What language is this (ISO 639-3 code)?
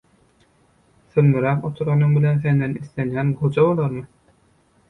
tuk